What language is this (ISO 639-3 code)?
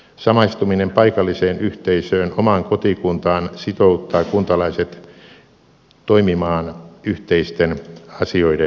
fin